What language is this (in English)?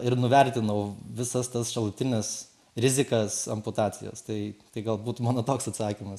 Lithuanian